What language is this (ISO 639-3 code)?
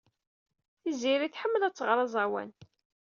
kab